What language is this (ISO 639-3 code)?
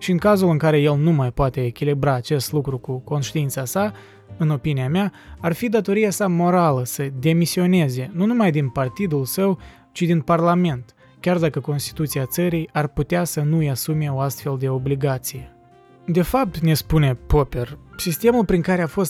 ron